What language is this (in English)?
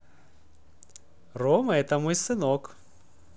Russian